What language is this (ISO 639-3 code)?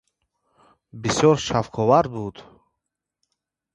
tgk